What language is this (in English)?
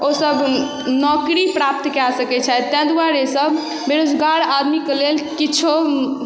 Maithili